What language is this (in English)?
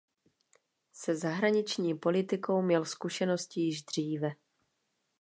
Czech